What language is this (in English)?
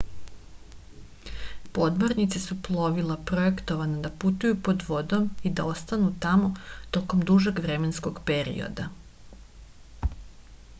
Serbian